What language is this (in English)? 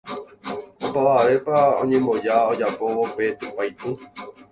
Guarani